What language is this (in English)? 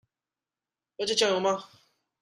Chinese